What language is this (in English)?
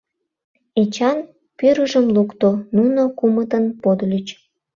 Mari